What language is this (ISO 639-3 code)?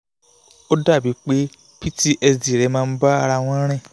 yor